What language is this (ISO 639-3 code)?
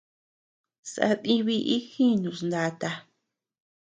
cux